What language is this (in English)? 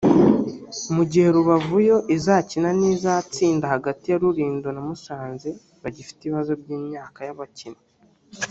Kinyarwanda